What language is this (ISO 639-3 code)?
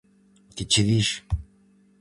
glg